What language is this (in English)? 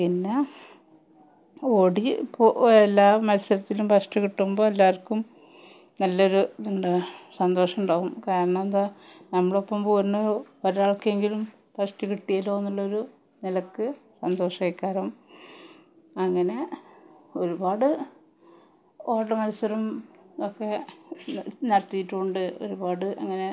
Malayalam